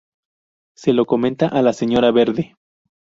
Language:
Spanish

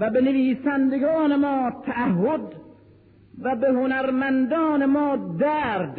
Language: Persian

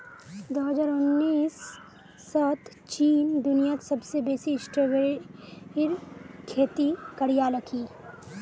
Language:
Magahi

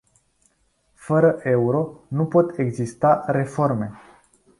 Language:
Romanian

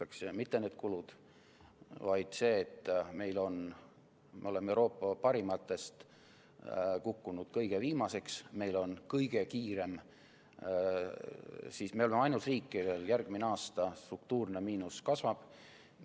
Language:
Estonian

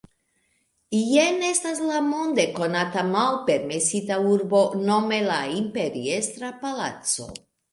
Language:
Esperanto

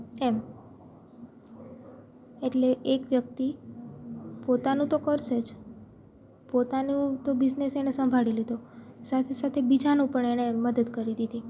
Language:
Gujarati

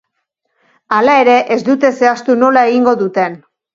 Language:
Basque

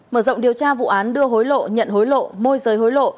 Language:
Vietnamese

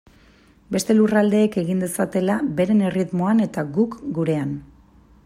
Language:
Basque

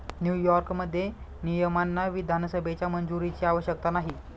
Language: Marathi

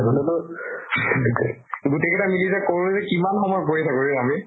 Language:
Assamese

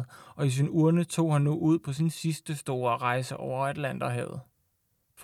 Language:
Danish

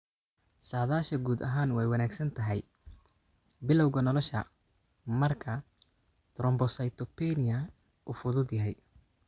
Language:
Somali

